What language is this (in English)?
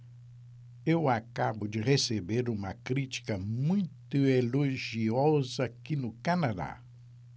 Portuguese